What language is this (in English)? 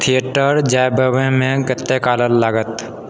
Maithili